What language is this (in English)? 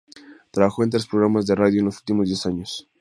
Spanish